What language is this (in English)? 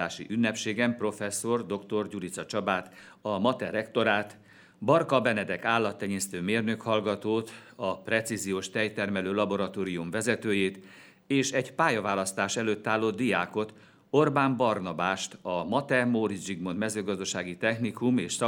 Hungarian